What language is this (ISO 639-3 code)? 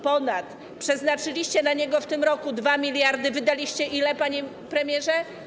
pol